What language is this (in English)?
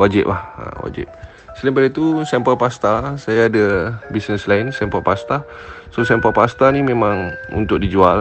Malay